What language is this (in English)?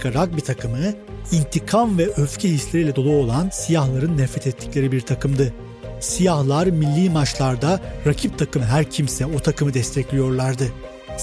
Turkish